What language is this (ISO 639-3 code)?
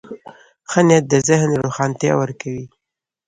pus